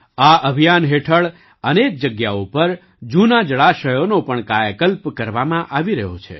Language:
Gujarati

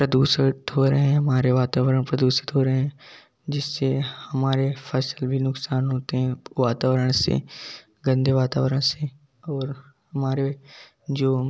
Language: Hindi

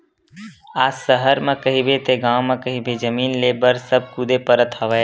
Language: Chhattisgarhi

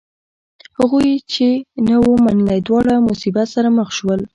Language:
Pashto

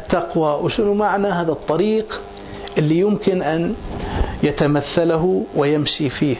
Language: Arabic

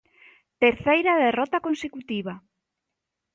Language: Galician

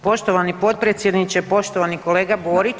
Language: Croatian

